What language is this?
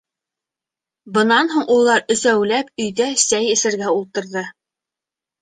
Bashkir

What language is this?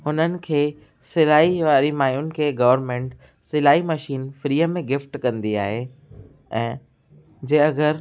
Sindhi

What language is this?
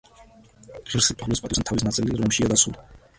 Georgian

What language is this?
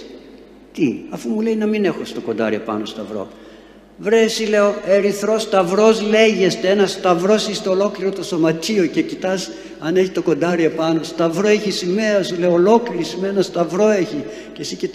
Greek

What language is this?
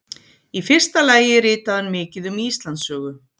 Icelandic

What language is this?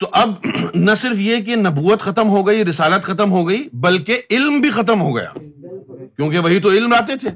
Urdu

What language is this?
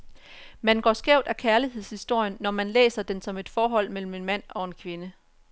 Danish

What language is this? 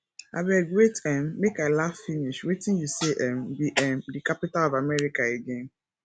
Nigerian Pidgin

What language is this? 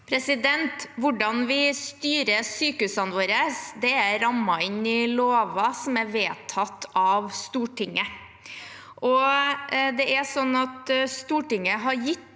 Norwegian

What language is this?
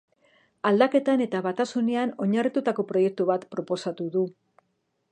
Basque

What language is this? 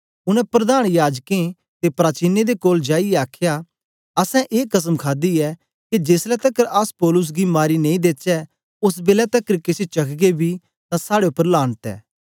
Dogri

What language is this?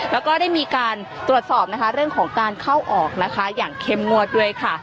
Thai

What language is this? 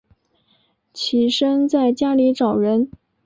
Chinese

